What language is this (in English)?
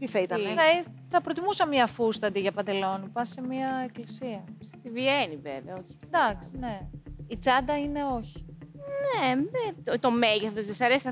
Greek